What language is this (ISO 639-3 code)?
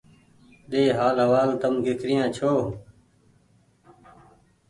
gig